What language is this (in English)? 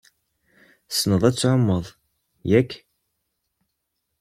Kabyle